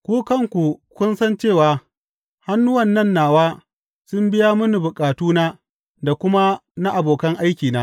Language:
Hausa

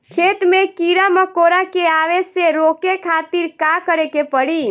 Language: Bhojpuri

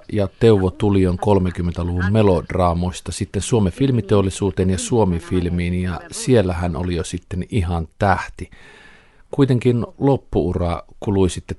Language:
Finnish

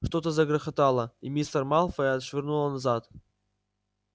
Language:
Russian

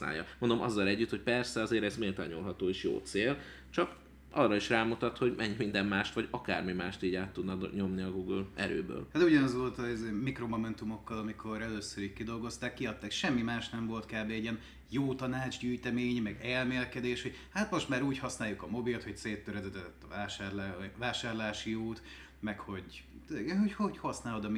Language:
Hungarian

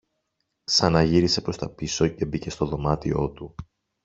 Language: Greek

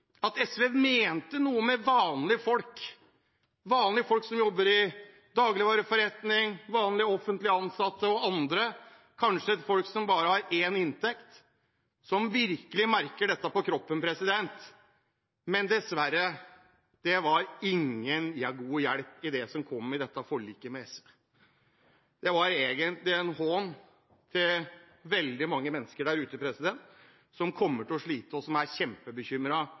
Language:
Norwegian Bokmål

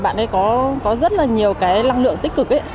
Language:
Vietnamese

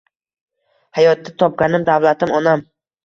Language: Uzbek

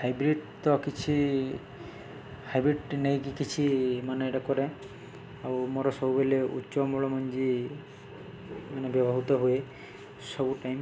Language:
Odia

